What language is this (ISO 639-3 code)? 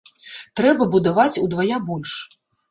bel